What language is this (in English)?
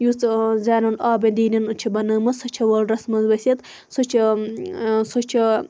Kashmiri